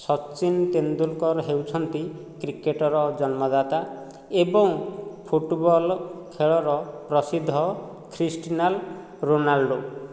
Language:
Odia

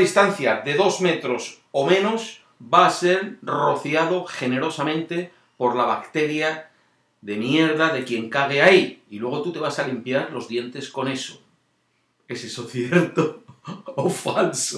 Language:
Spanish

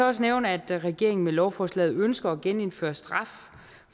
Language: Danish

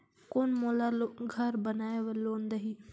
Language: Chhattisgarhi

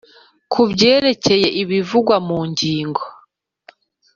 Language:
Kinyarwanda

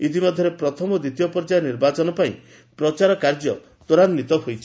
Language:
Odia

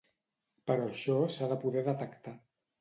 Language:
Catalan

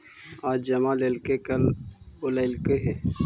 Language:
Magahi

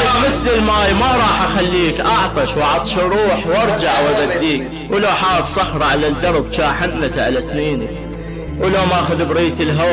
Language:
Arabic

